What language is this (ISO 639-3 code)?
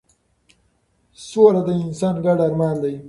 pus